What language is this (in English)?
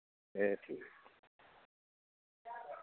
Dogri